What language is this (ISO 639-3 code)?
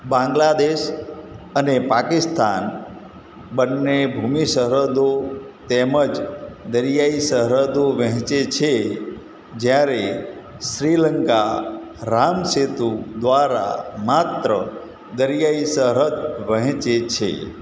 guj